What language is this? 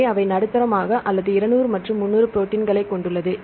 Tamil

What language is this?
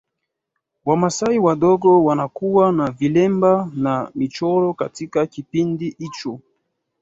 Swahili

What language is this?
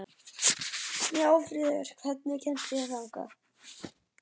Icelandic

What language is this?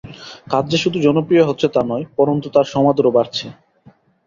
Bangla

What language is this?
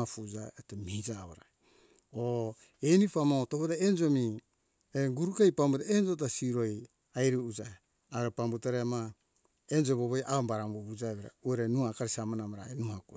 Hunjara-Kaina Ke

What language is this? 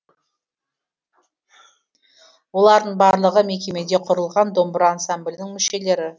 Kazakh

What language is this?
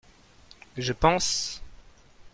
French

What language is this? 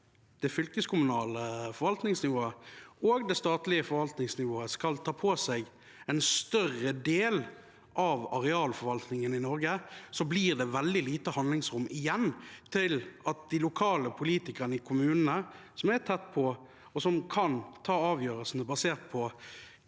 Norwegian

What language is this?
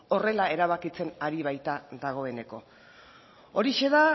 Basque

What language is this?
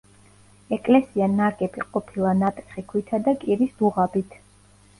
Georgian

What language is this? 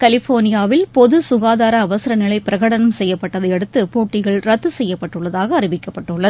Tamil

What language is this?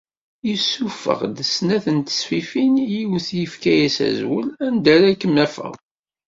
Kabyle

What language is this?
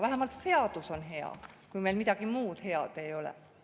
Estonian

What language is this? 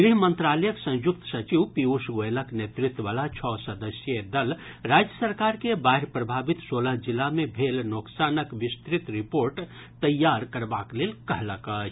Maithili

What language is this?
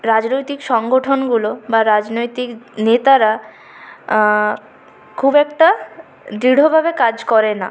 Bangla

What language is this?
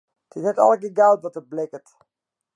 Western Frisian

